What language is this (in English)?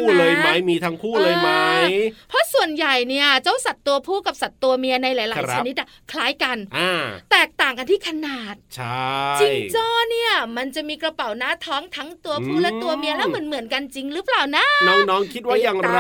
Thai